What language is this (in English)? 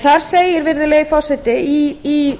Icelandic